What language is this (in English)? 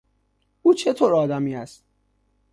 Persian